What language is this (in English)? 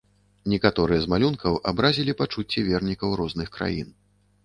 Belarusian